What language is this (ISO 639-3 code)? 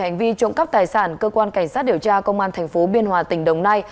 vie